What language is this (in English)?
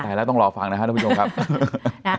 Thai